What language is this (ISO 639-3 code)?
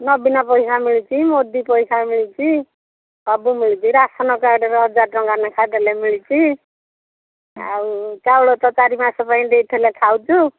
ori